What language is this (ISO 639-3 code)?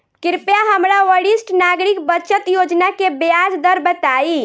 bho